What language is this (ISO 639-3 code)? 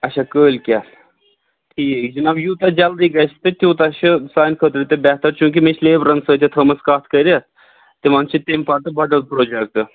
kas